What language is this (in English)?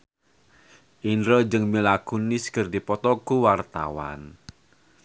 Sundanese